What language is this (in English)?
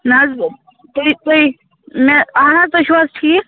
Kashmiri